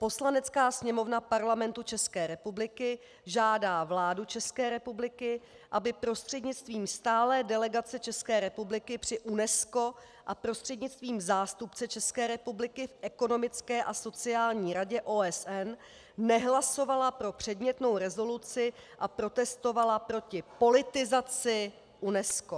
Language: Czech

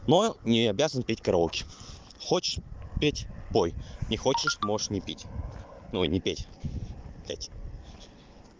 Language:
Russian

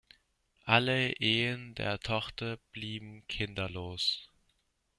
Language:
German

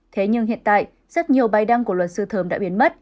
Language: Vietnamese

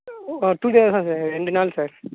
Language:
Tamil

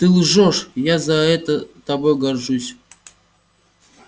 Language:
Russian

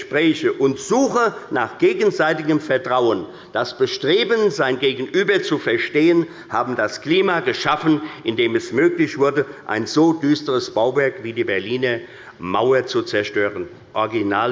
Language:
German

